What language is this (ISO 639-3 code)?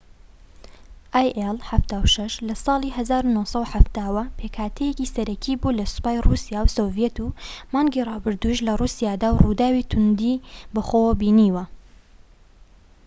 ckb